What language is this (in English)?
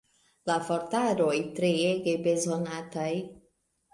Esperanto